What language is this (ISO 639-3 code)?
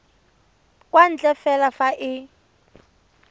tsn